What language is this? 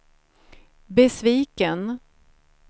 Swedish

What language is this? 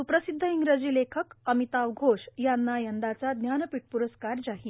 Marathi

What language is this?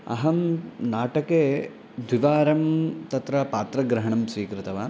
Sanskrit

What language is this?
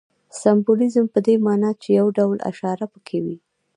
Pashto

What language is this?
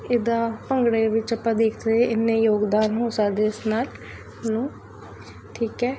Punjabi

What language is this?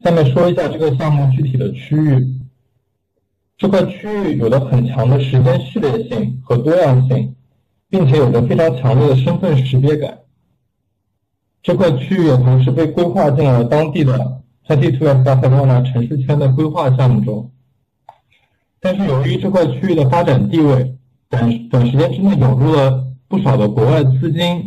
Chinese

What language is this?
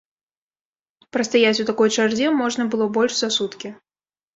Belarusian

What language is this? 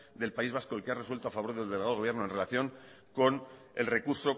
Spanish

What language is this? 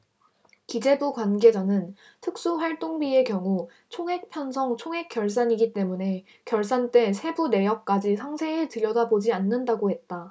Korean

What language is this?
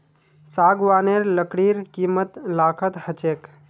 Magahi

